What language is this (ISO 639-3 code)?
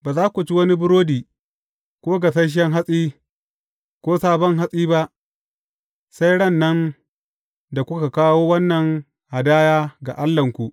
hau